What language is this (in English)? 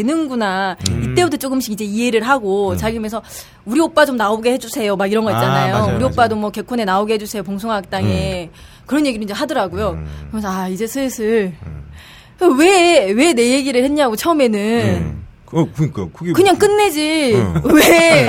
Korean